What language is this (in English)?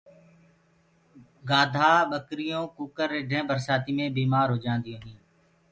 Gurgula